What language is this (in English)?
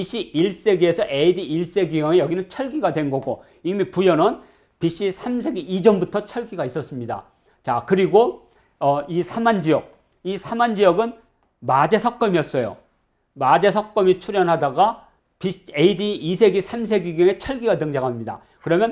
Korean